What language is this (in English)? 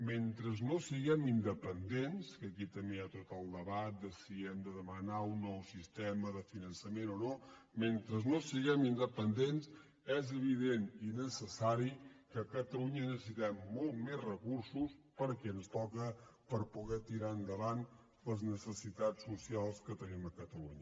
Catalan